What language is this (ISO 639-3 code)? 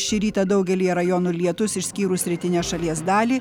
lit